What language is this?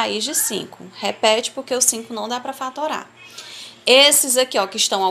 Portuguese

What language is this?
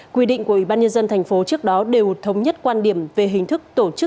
Vietnamese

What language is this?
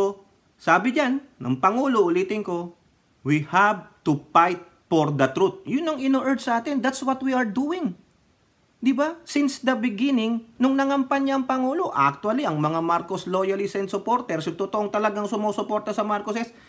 Filipino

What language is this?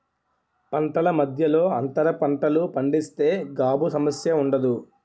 Telugu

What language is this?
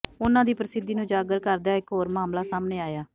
Punjabi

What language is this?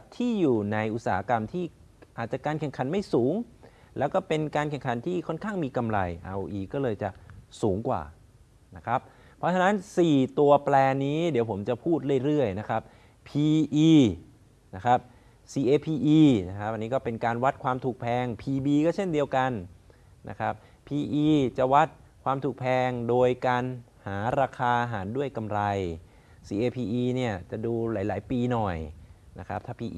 Thai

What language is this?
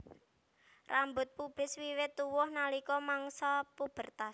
Javanese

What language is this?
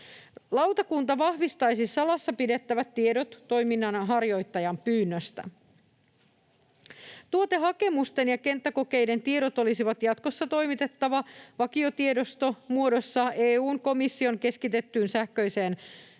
Finnish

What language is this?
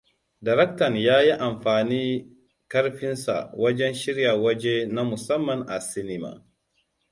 Hausa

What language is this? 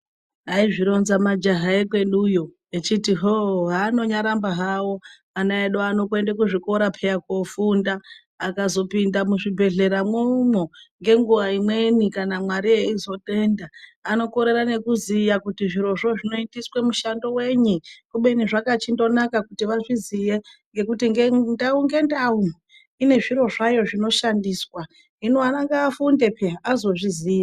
Ndau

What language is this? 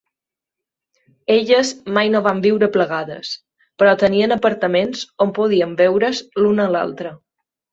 Catalan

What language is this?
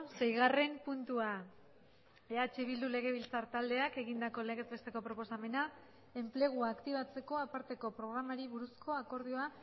Basque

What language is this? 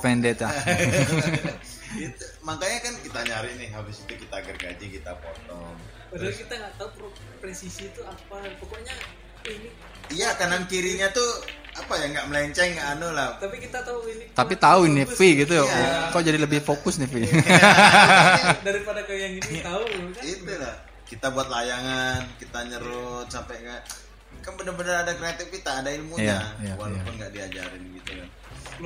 Indonesian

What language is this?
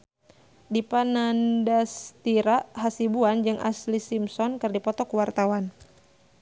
Sundanese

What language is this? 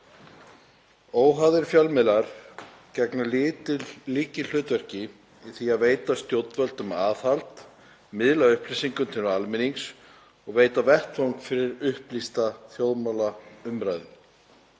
Icelandic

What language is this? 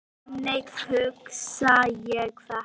Icelandic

